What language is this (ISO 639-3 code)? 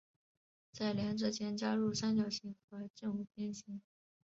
zho